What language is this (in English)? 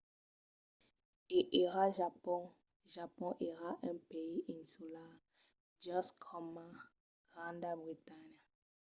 Occitan